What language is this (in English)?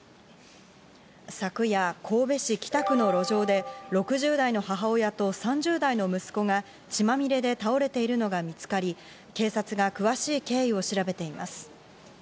Japanese